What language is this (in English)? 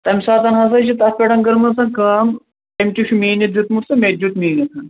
Kashmiri